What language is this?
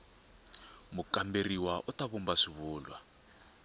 Tsonga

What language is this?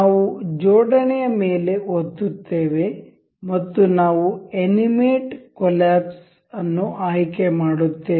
Kannada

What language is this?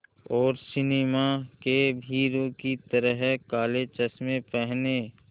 Hindi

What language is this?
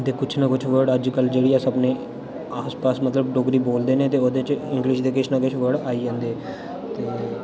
Dogri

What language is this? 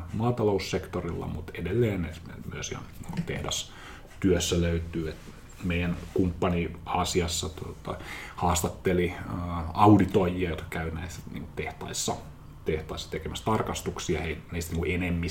Finnish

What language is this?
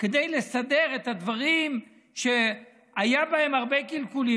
Hebrew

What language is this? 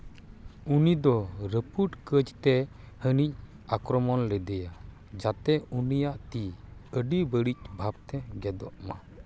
Santali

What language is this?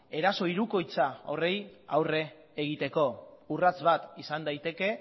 Basque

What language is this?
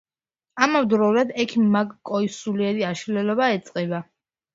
Georgian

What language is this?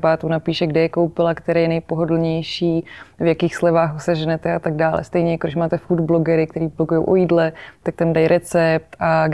Czech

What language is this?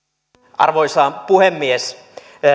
Finnish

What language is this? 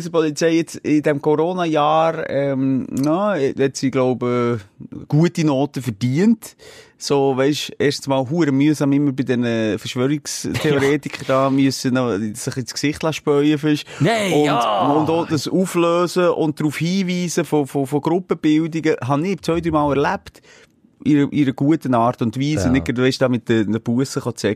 German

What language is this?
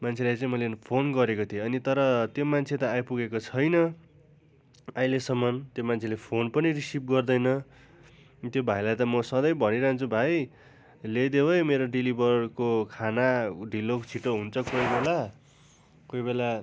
Nepali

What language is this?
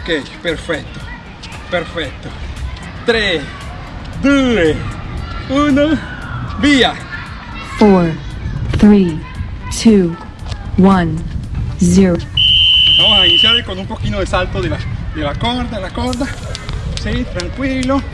Spanish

